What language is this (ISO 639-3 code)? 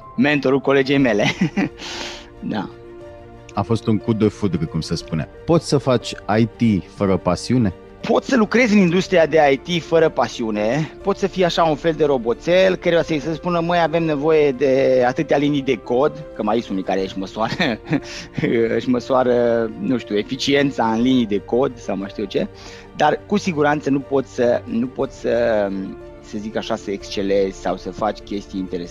ron